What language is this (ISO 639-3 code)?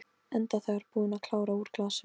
isl